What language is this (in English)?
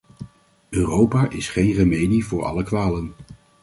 Dutch